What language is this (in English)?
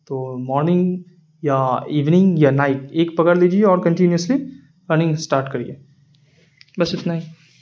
Urdu